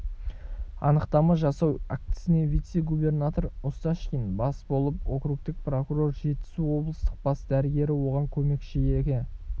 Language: Kazakh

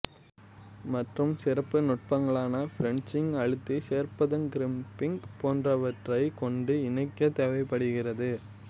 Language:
Tamil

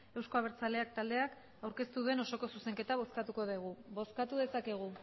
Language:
Basque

